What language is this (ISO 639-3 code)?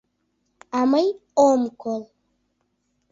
chm